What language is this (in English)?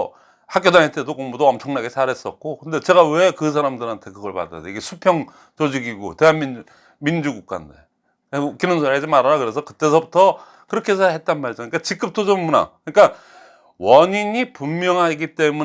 Korean